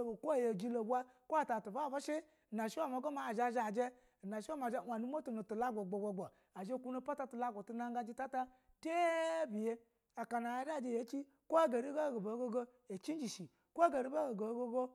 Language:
Basa (Nigeria)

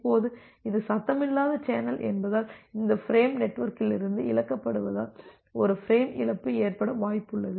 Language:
Tamil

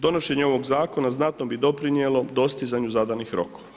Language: Croatian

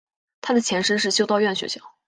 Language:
Chinese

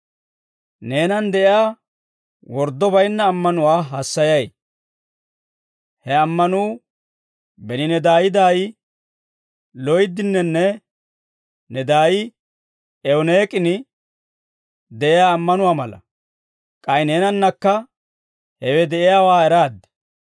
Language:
Dawro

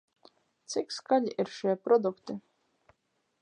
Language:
Latvian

